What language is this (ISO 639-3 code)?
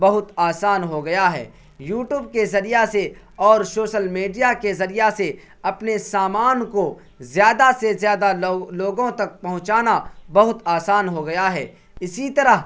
urd